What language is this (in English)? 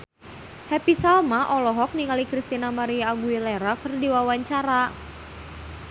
Sundanese